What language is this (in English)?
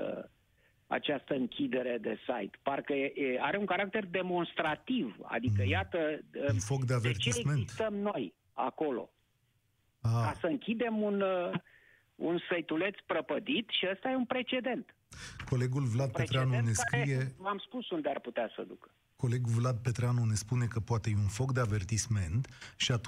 Romanian